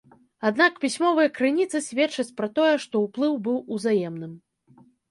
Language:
Belarusian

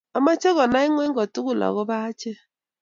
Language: Kalenjin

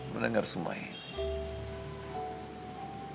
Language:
Indonesian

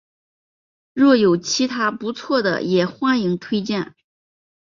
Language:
Chinese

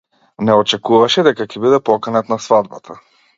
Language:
Macedonian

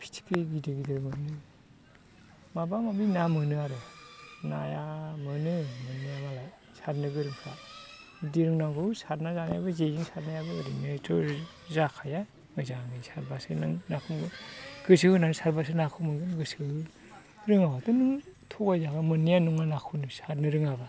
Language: Bodo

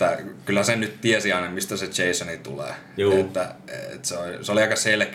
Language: Finnish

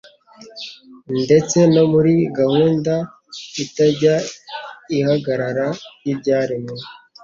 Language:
Kinyarwanda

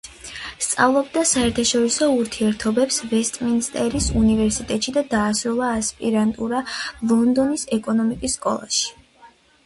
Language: Georgian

